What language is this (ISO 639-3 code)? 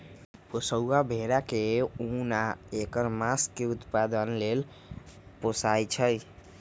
mag